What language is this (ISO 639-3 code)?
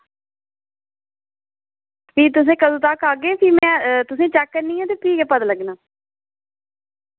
doi